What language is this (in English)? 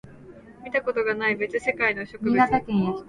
Japanese